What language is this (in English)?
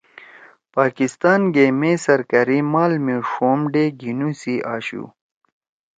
Torwali